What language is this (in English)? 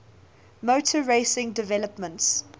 English